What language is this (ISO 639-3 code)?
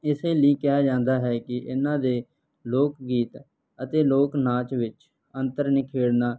pan